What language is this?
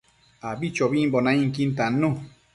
Matsés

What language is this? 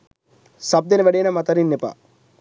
Sinhala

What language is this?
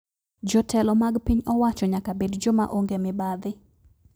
Luo (Kenya and Tanzania)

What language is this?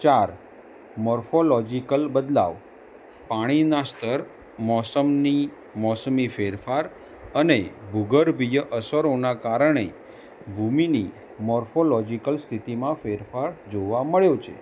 Gujarati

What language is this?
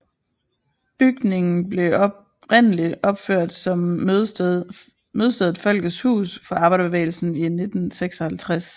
Danish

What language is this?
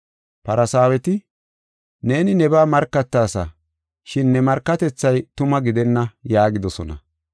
Gofa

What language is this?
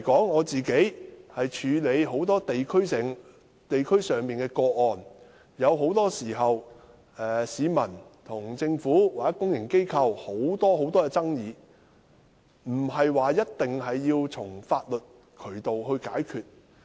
Cantonese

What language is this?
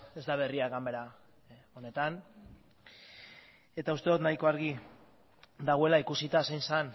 Basque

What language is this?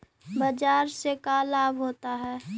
Magahi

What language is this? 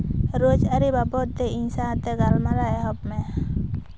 Santali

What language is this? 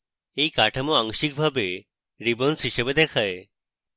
Bangla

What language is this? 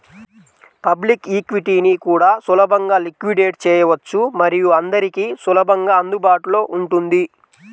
Telugu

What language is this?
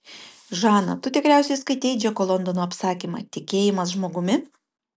Lithuanian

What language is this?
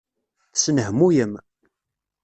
Kabyle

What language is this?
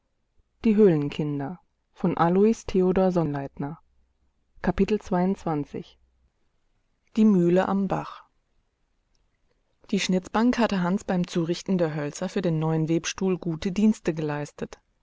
German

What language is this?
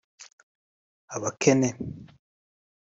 Kinyarwanda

